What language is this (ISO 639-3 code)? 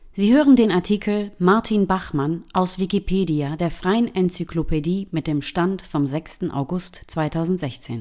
deu